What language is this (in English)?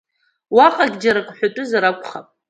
Abkhazian